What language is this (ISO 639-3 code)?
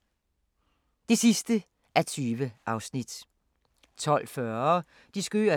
dan